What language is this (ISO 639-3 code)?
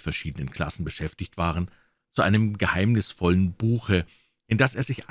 deu